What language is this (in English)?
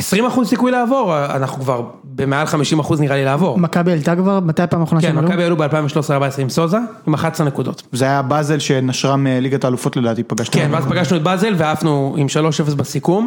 Hebrew